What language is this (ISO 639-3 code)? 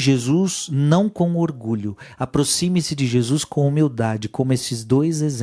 por